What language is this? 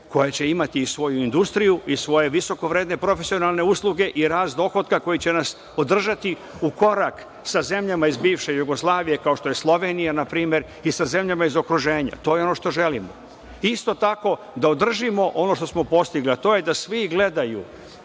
Serbian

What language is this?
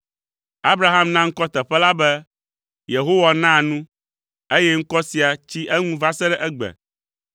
Ewe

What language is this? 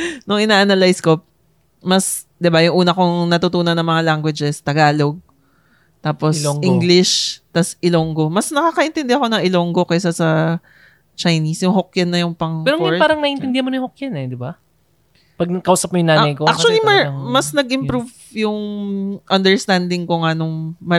Filipino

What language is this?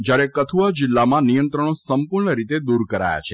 Gujarati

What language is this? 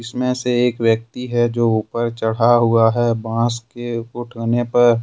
Hindi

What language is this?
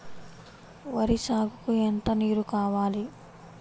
Telugu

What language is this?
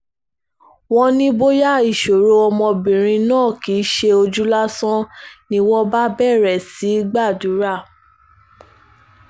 Yoruba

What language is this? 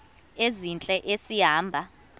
Xhosa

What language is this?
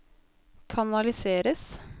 Norwegian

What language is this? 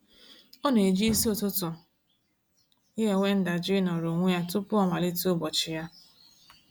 Igbo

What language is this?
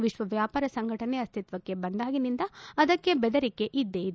Kannada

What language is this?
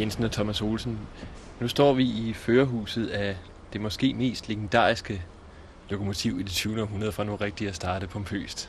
Danish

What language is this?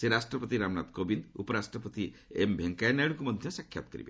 Odia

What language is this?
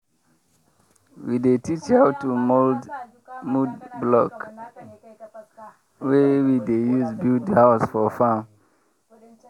Nigerian Pidgin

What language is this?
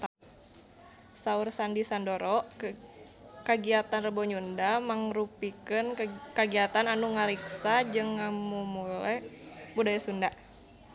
Sundanese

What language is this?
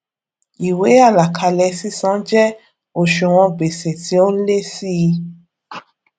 Yoruba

